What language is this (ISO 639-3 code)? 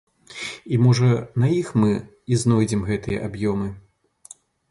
bel